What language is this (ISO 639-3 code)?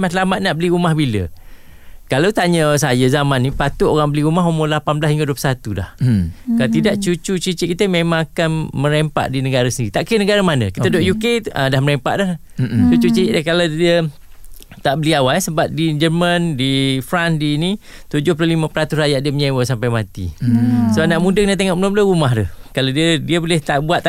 msa